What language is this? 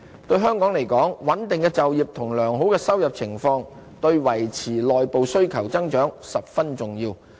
Cantonese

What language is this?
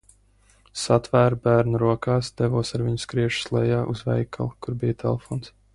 Latvian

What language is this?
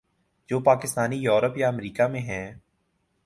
Urdu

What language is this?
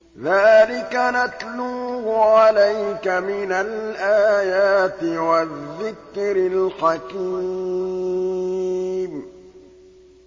Arabic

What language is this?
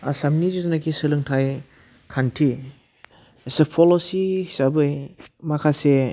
Bodo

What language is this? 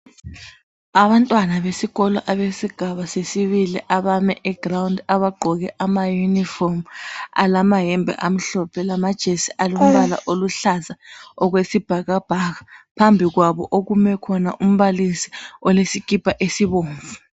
North Ndebele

